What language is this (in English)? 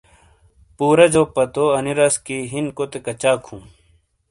Shina